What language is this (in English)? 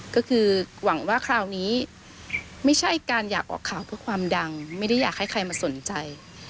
Thai